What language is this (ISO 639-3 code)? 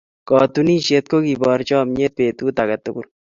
kln